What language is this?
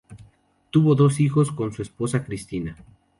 Spanish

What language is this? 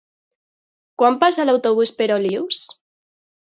Catalan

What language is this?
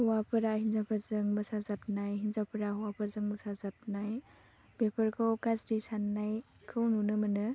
Bodo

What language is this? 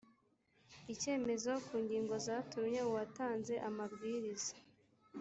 Kinyarwanda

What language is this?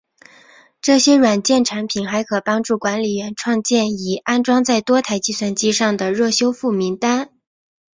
Chinese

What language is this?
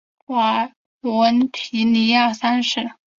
Chinese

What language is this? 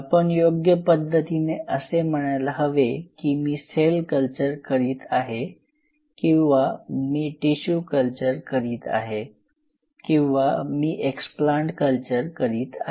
Marathi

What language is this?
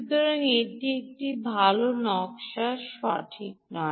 Bangla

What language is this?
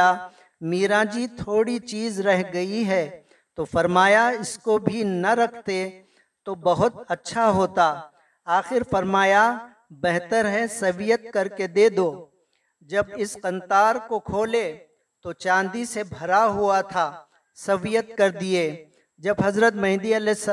Urdu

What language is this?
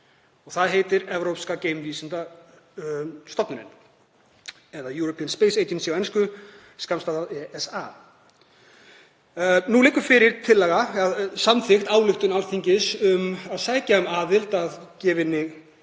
Icelandic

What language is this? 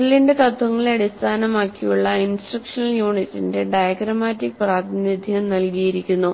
Malayalam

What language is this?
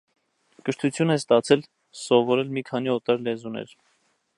Armenian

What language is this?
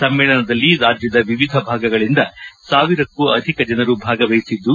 Kannada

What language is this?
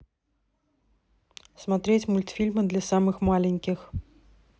Russian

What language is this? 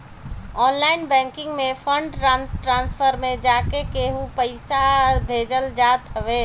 Bhojpuri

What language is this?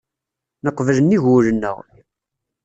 Kabyle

